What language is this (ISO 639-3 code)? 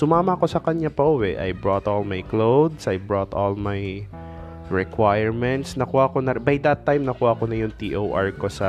fil